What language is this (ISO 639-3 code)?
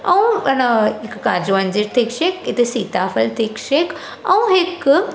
snd